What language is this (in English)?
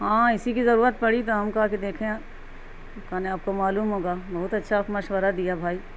Urdu